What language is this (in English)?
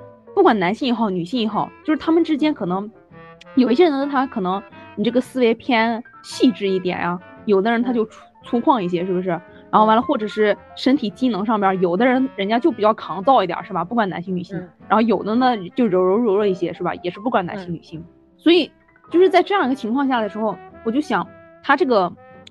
Chinese